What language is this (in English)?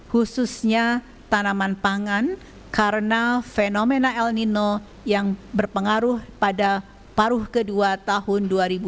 Indonesian